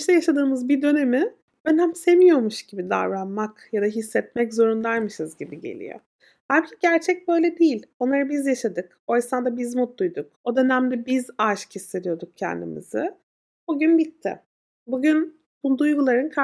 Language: Turkish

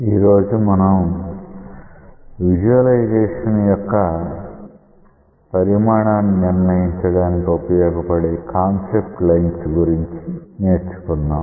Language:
Telugu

